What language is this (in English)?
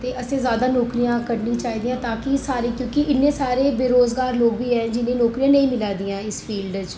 Dogri